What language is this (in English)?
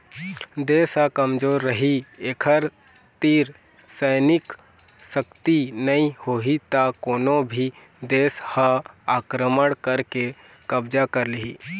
Chhattisgarhi